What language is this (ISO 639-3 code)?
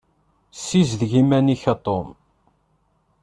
kab